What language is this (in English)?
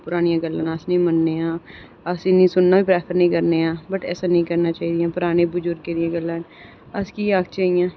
Dogri